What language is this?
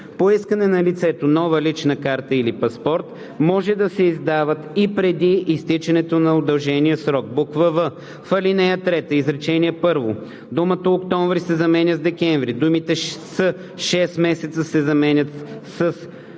Bulgarian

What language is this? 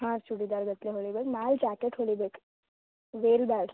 Kannada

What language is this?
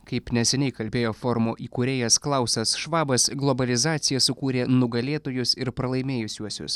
Lithuanian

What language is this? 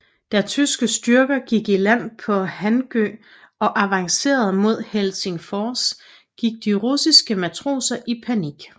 Danish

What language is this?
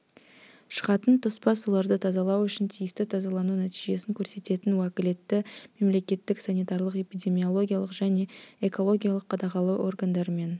Kazakh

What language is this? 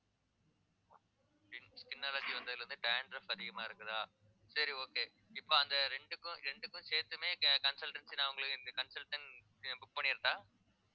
Tamil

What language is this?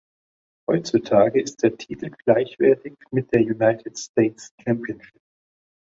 German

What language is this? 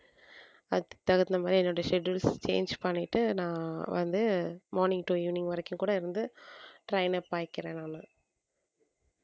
Tamil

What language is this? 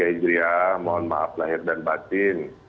Indonesian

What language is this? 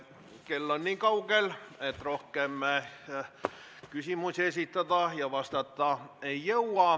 Estonian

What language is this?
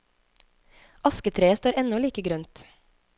Norwegian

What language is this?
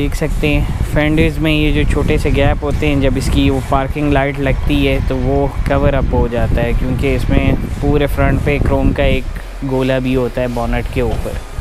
Hindi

